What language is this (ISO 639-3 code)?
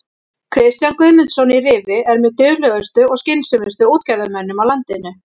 isl